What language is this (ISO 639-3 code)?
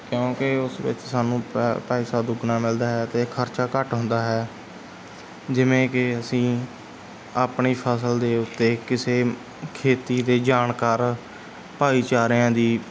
pan